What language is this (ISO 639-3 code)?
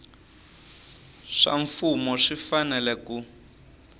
tso